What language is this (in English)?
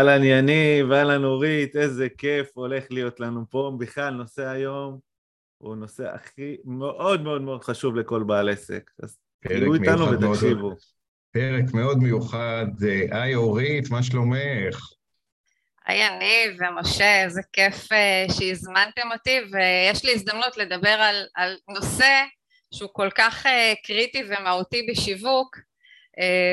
Hebrew